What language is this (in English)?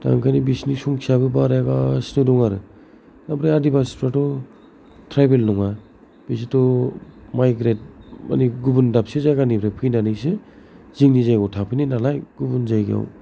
Bodo